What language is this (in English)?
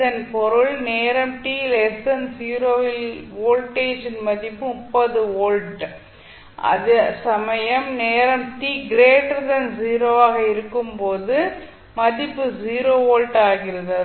Tamil